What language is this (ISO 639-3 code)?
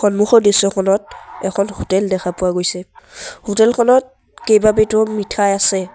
asm